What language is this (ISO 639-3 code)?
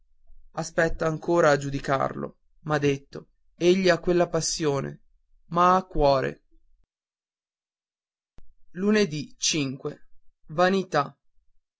ita